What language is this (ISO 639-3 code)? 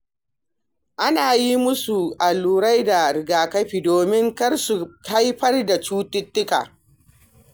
hau